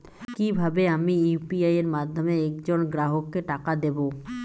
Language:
Bangla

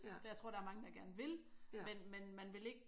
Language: Danish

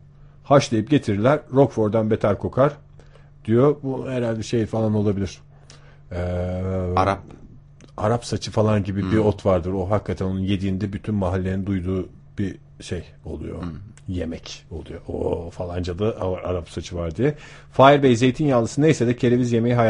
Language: Turkish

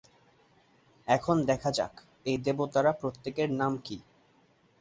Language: Bangla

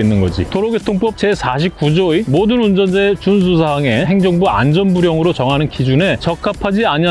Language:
Korean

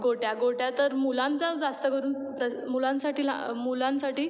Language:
Marathi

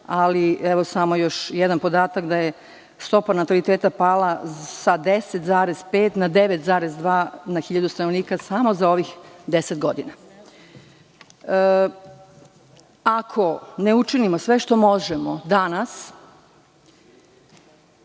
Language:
Serbian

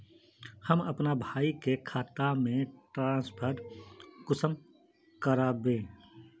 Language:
Magahi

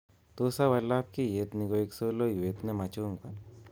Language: Kalenjin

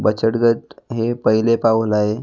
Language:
Marathi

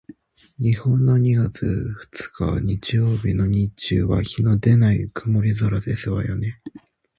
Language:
Japanese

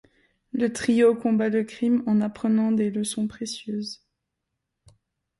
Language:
French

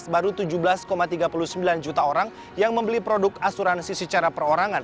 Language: Indonesian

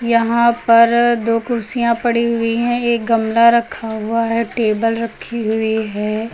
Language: Hindi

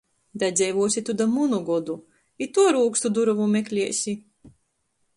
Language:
Latgalian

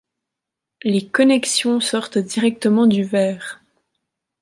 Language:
French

